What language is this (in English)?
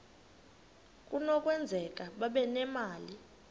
Xhosa